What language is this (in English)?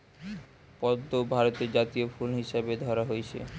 Bangla